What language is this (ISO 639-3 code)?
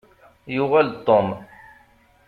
kab